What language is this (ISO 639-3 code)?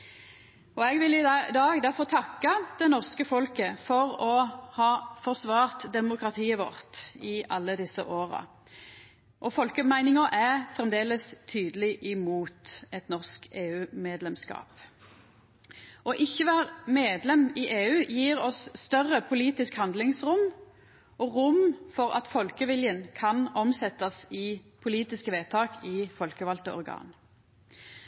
nno